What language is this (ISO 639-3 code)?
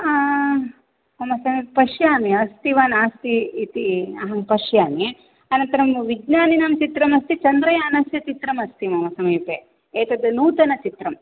san